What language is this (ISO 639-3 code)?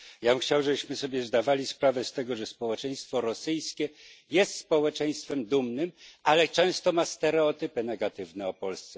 pol